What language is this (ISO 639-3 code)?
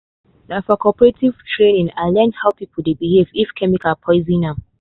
pcm